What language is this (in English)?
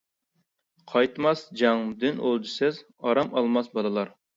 Uyghur